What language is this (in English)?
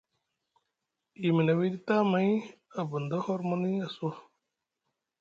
Musgu